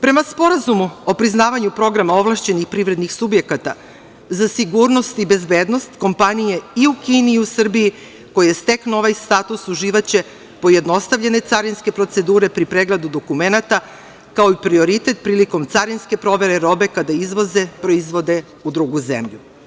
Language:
Serbian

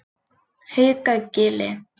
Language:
Icelandic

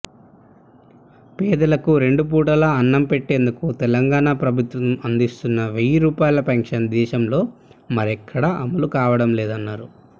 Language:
Telugu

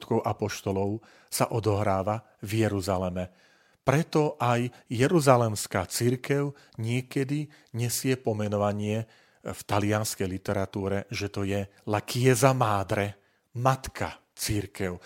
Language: Slovak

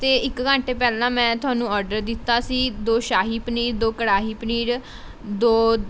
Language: Punjabi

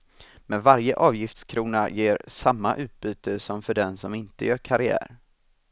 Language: Swedish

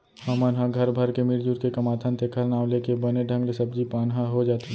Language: Chhattisgarhi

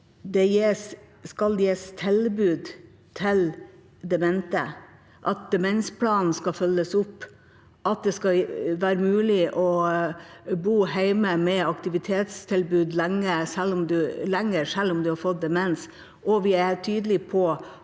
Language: Norwegian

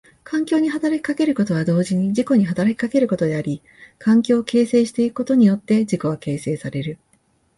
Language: Japanese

